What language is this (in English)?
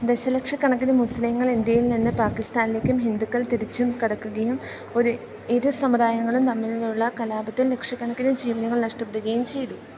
Malayalam